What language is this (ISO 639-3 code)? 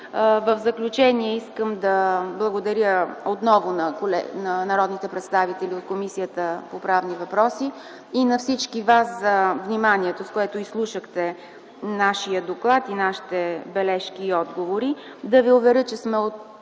bul